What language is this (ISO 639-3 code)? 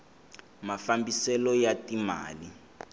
tso